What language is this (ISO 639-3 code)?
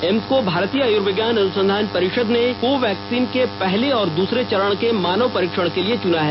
hin